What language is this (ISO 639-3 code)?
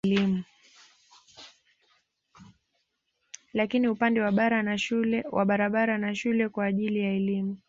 swa